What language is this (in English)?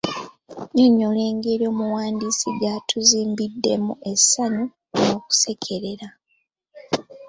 Ganda